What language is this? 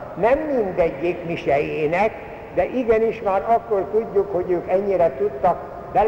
Hungarian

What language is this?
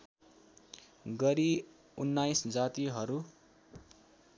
Nepali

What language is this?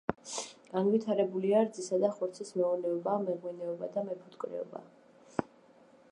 Georgian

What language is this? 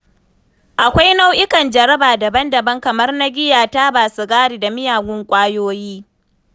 Hausa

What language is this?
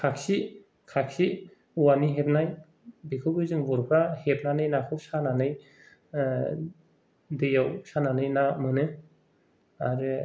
Bodo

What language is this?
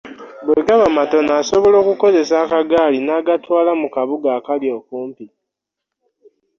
Ganda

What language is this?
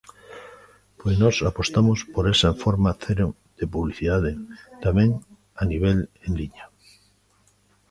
Galician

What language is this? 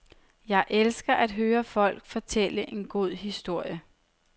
Danish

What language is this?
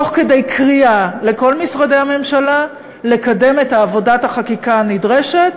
Hebrew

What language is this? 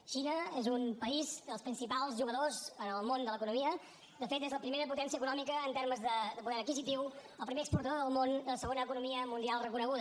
Catalan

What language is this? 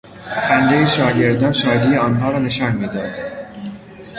Persian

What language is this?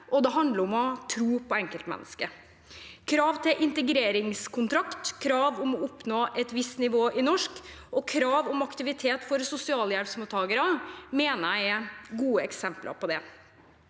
Norwegian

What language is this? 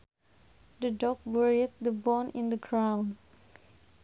Sundanese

